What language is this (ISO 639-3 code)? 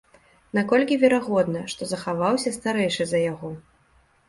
bel